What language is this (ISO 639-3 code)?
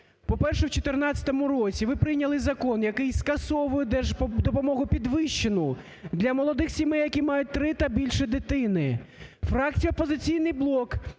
ukr